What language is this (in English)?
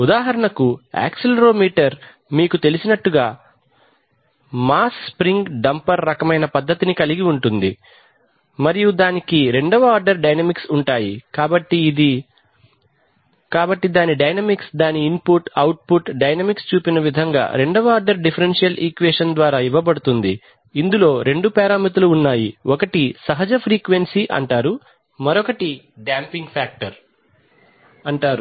Telugu